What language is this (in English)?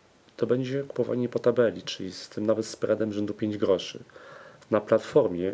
Polish